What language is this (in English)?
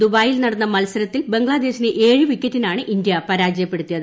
Malayalam